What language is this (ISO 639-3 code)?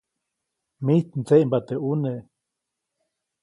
zoc